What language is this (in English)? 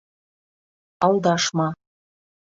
Bashkir